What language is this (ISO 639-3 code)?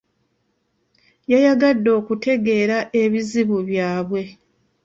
lug